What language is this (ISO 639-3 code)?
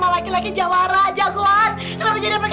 ind